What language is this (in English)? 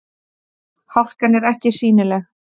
Icelandic